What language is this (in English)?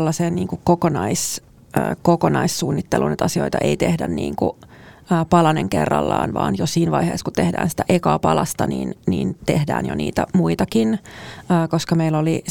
Finnish